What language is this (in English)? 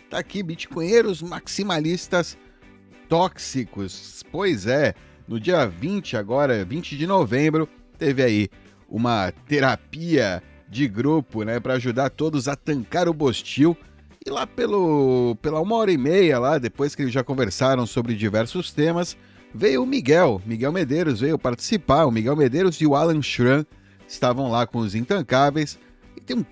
Portuguese